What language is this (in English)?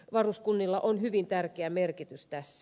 Finnish